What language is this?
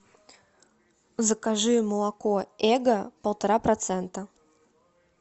Russian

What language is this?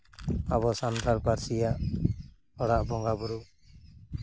Santali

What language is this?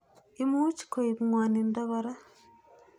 Kalenjin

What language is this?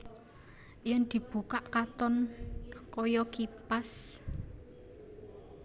Javanese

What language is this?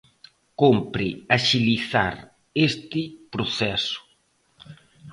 Galician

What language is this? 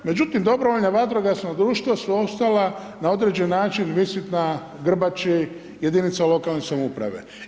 Croatian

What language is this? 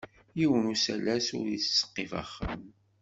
Kabyle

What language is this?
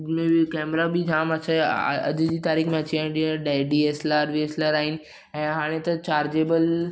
Sindhi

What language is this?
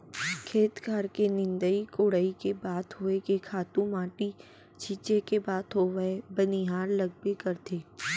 Chhattisgarhi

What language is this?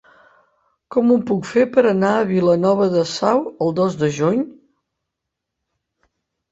Catalan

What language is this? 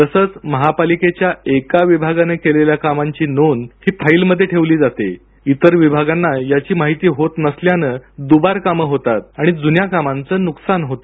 Marathi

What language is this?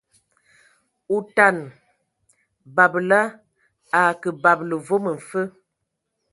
Ewondo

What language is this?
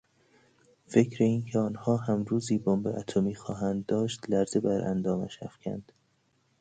Persian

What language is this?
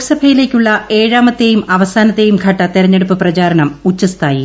Malayalam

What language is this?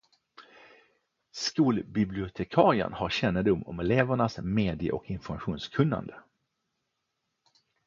Swedish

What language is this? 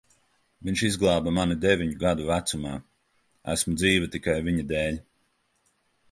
Latvian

